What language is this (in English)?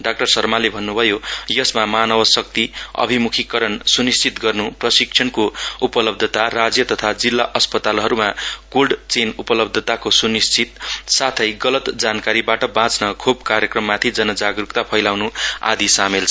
Nepali